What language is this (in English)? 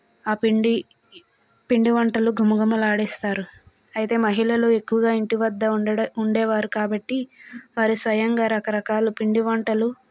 Telugu